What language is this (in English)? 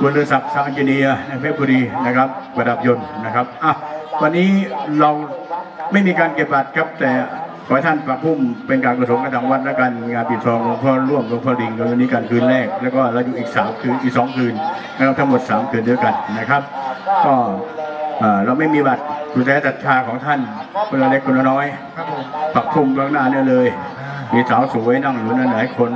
Thai